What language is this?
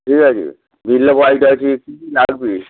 Bangla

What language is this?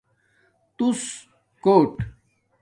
Domaaki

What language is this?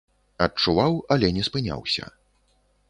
Belarusian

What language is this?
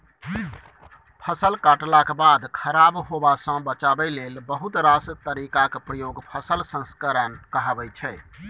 Maithili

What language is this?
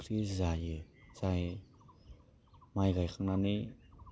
Bodo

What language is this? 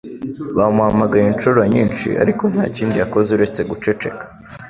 Kinyarwanda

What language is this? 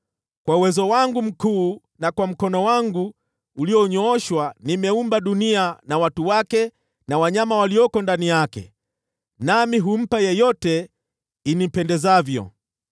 Swahili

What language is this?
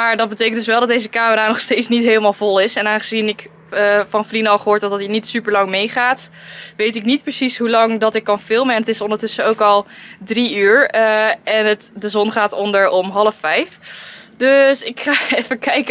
Dutch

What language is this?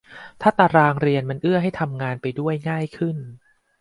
Thai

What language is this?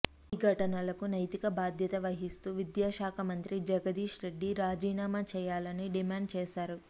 Telugu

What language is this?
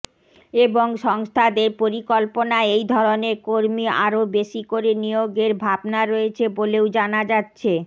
Bangla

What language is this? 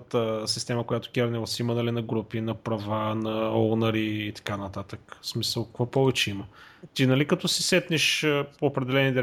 Bulgarian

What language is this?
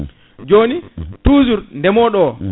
Fula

